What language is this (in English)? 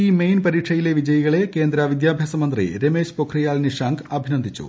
Malayalam